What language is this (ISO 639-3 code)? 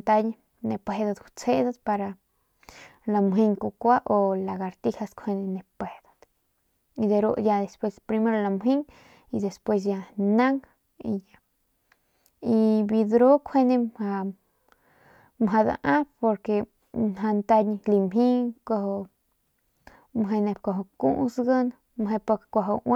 pmq